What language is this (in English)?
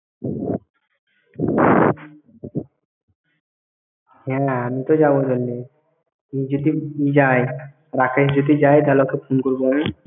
Bangla